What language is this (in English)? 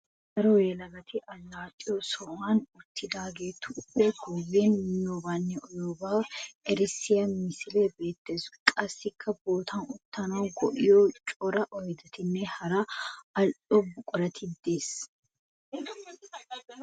Wolaytta